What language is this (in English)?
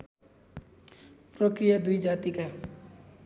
Nepali